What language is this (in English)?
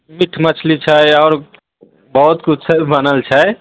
Maithili